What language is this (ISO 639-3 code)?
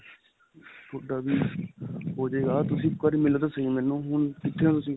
pan